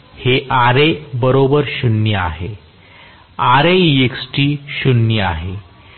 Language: Marathi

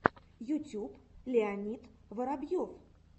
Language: Russian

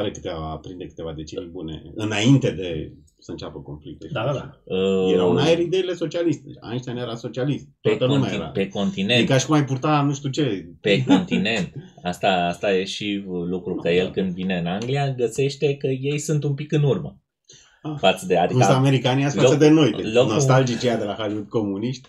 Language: Romanian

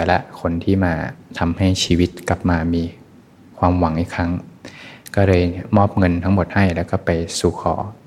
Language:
Thai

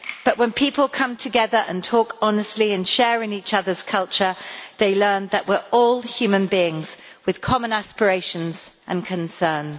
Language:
English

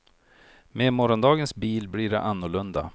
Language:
Swedish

